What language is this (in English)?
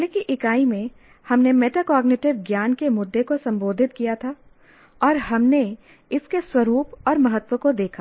Hindi